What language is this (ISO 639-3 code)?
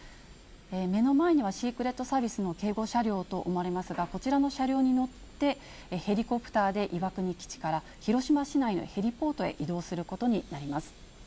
jpn